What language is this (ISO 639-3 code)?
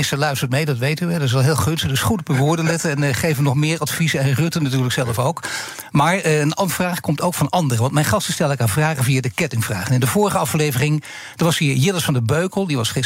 nld